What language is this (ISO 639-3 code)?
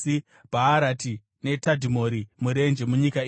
sna